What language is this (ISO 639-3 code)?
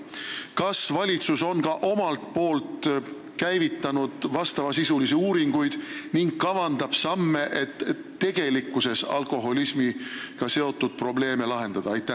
est